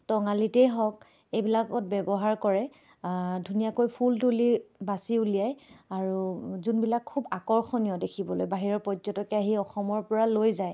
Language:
Assamese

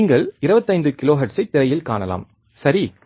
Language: Tamil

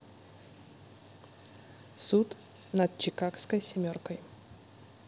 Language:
Russian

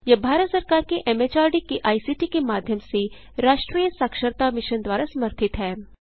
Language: Hindi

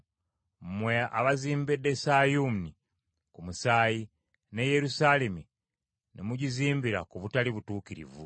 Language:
Ganda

